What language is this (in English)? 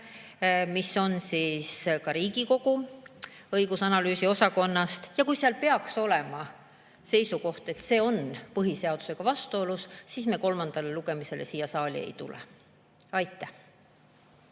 Estonian